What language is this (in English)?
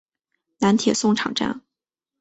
Chinese